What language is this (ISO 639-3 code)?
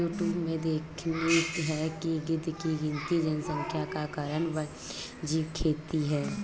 hin